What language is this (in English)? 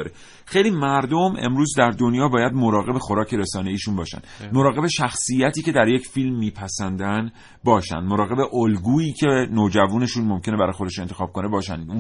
Persian